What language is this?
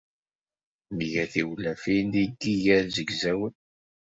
Kabyle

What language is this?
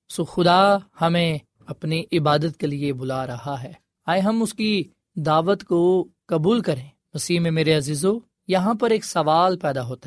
Urdu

